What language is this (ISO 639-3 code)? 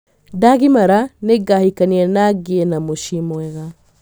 kik